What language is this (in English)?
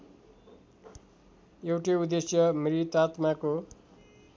Nepali